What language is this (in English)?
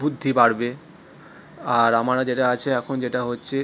Bangla